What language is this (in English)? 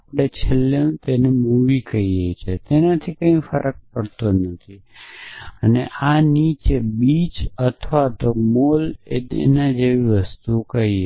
Gujarati